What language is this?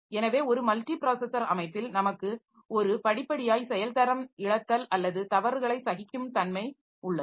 Tamil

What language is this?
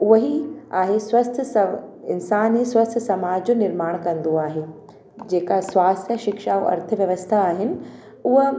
Sindhi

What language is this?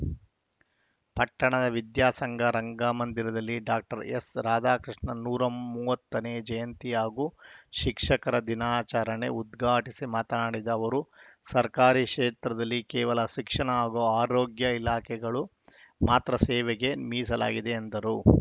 Kannada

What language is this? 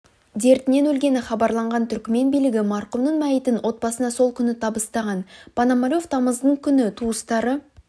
Kazakh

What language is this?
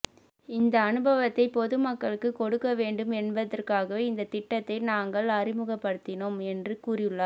Tamil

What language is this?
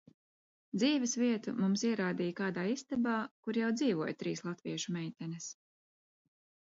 Latvian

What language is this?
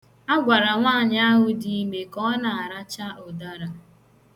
Igbo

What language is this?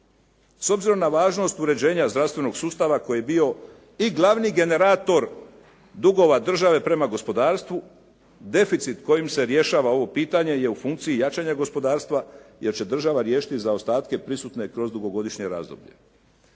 Croatian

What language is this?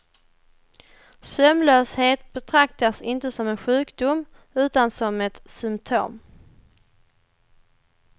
Swedish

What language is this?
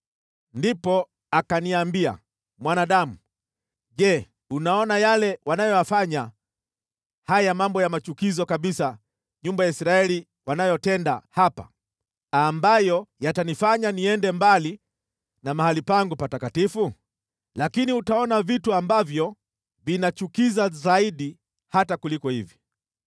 Swahili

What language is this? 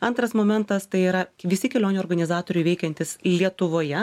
Lithuanian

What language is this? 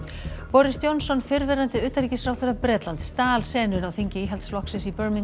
Icelandic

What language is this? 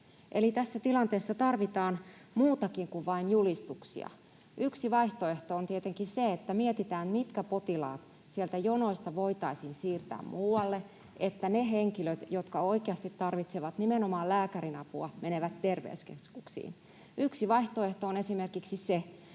Finnish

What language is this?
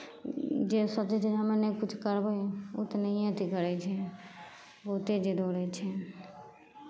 Maithili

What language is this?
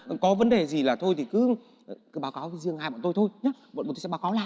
Vietnamese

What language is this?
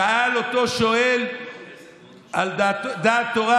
Hebrew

